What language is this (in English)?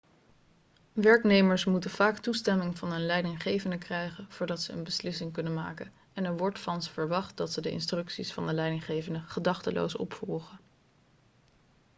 Dutch